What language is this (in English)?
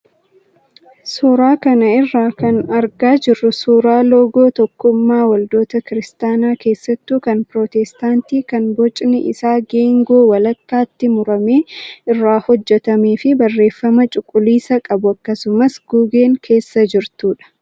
Oromo